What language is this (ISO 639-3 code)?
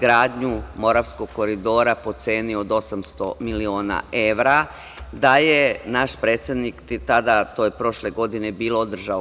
srp